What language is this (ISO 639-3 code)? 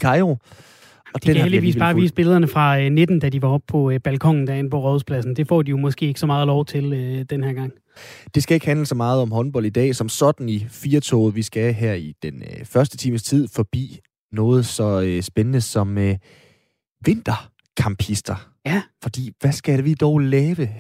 dan